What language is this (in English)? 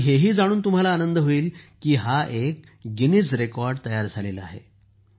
Marathi